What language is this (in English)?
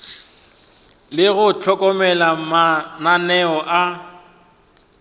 Northern Sotho